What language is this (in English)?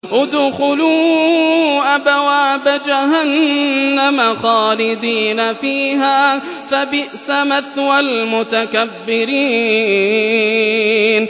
Arabic